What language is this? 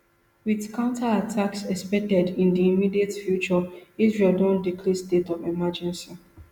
Nigerian Pidgin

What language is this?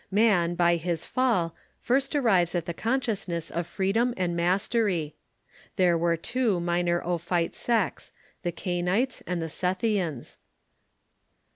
English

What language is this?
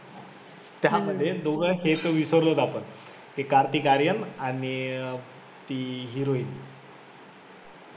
Marathi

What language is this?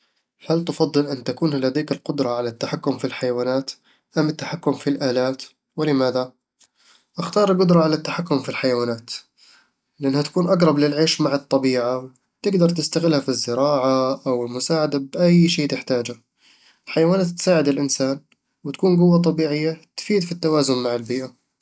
Eastern Egyptian Bedawi Arabic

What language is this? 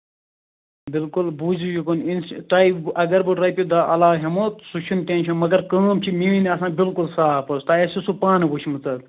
Kashmiri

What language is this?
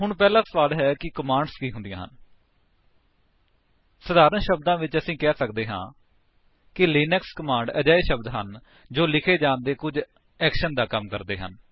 Punjabi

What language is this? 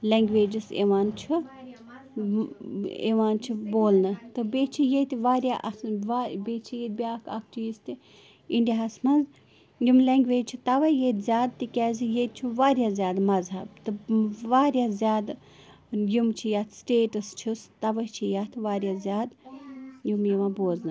Kashmiri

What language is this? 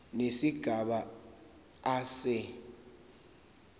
Zulu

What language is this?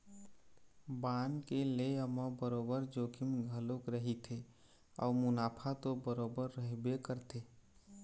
Chhattisgarhi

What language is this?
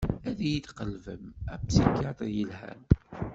Kabyle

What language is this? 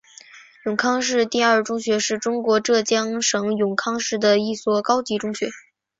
Chinese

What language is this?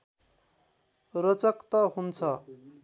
Nepali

